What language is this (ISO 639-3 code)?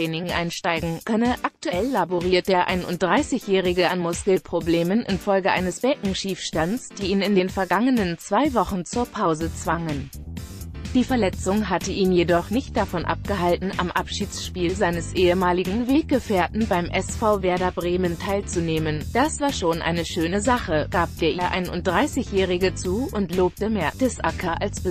deu